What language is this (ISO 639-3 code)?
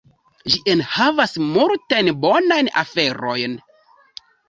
epo